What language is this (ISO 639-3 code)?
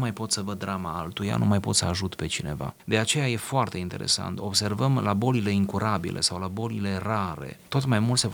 ron